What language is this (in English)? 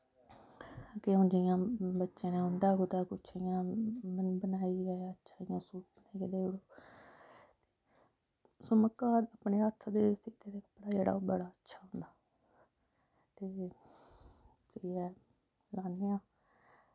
Dogri